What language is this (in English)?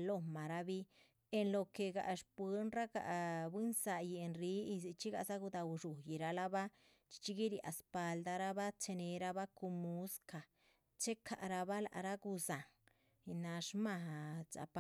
Chichicapan Zapotec